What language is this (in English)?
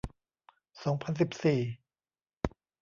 Thai